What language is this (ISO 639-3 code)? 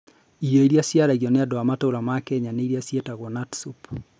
kik